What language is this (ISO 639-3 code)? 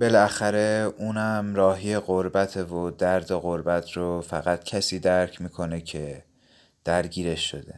fas